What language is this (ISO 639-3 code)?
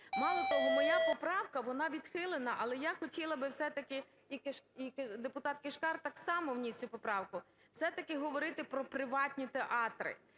ukr